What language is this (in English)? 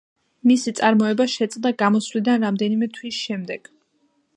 Georgian